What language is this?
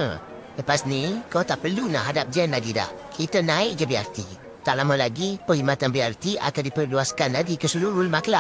Malay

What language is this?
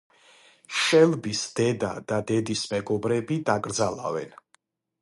Georgian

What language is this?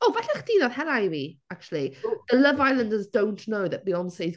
Welsh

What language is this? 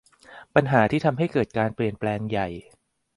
Thai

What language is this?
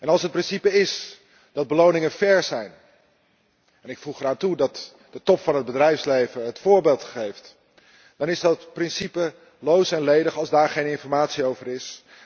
Dutch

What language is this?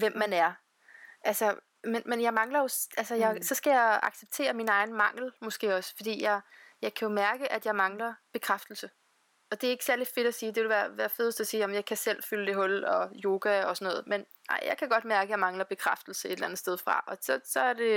Danish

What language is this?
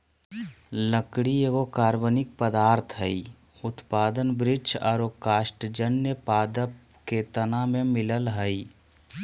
Magahi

